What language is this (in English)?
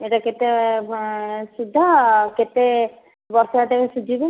Odia